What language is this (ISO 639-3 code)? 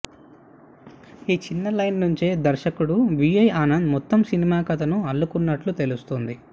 tel